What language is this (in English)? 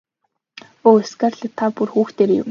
Mongolian